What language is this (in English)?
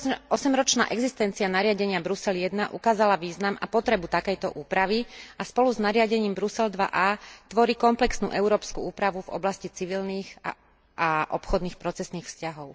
Slovak